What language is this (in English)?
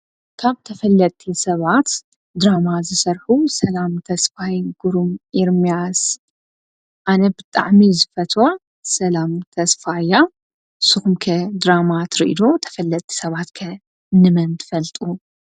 Tigrinya